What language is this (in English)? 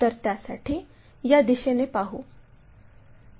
Marathi